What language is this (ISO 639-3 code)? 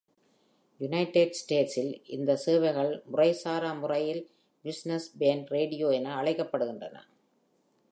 tam